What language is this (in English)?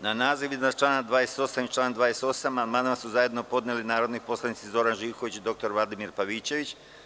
Serbian